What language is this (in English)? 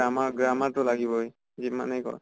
Assamese